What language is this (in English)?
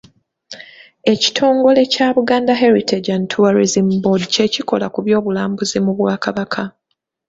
Ganda